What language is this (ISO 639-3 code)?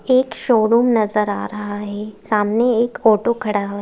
hin